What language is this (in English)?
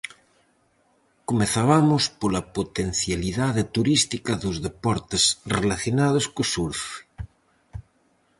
Galician